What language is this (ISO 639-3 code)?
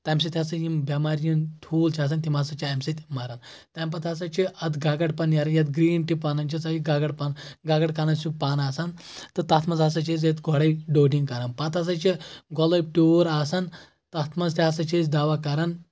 kas